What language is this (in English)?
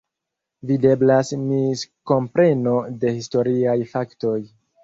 Esperanto